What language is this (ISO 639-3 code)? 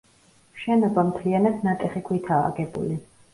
kat